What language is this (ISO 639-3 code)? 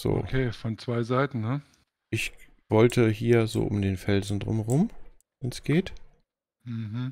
deu